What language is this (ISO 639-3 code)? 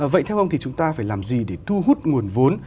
vie